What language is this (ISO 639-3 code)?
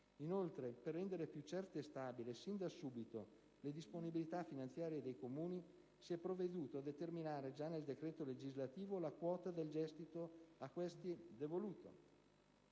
ita